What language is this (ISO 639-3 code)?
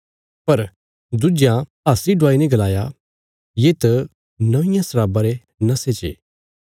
kfs